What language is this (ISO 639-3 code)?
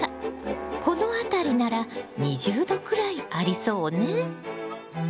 jpn